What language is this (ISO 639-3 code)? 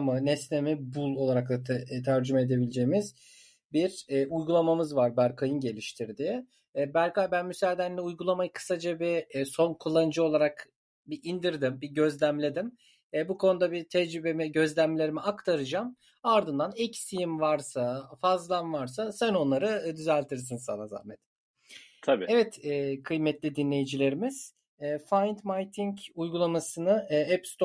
tur